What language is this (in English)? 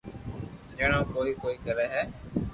Loarki